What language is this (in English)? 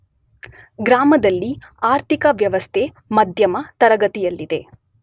Kannada